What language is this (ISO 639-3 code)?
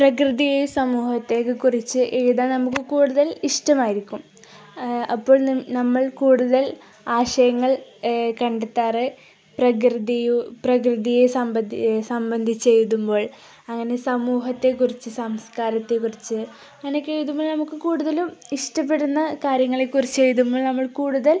mal